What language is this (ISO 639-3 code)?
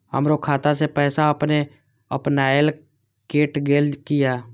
mai